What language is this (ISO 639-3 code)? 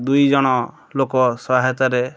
ori